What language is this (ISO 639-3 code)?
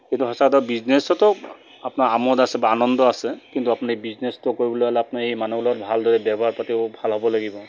asm